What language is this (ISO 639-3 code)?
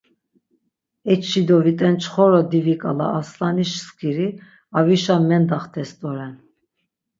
lzz